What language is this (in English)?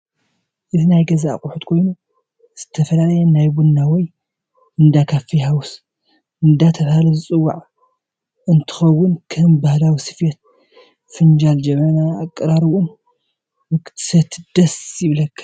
Tigrinya